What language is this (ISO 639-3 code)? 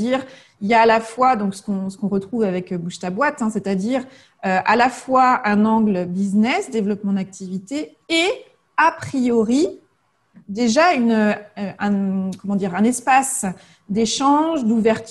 fra